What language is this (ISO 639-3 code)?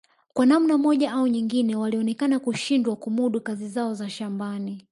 swa